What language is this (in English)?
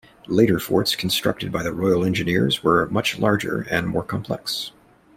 English